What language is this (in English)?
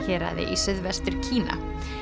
Icelandic